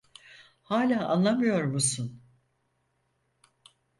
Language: Turkish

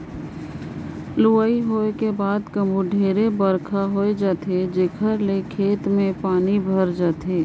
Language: Chhattisgarhi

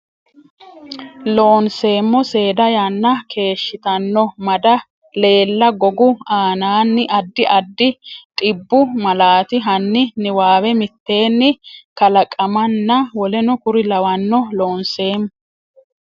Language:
Sidamo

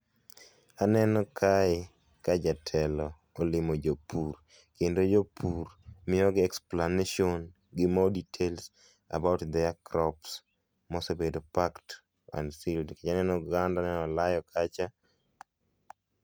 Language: Luo (Kenya and Tanzania)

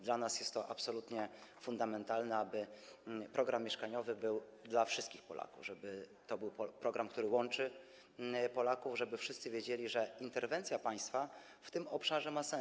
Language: Polish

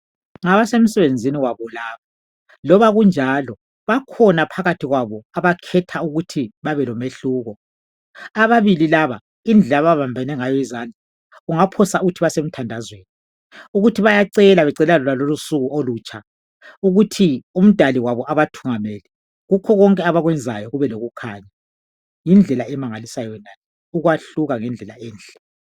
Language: North Ndebele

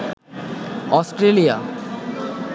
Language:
Bangla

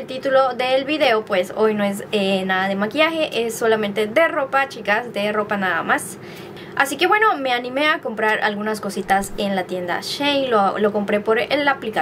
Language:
Spanish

